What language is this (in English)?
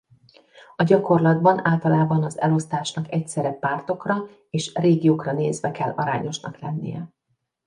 Hungarian